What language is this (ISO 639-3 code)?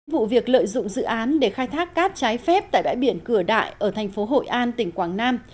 vie